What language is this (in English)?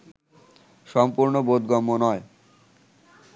Bangla